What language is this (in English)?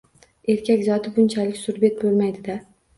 Uzbek